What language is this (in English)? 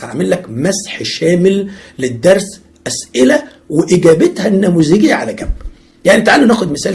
Arabic